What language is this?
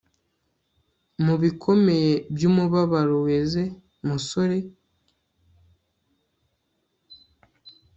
Kinyarwanda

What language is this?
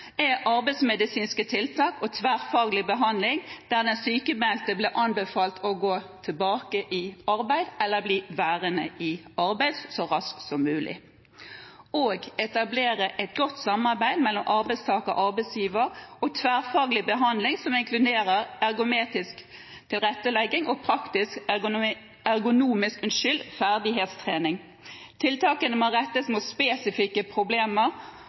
Norwegian Bokmål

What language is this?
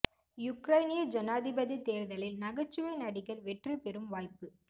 Tamil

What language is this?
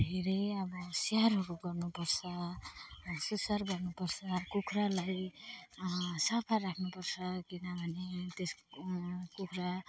Nepali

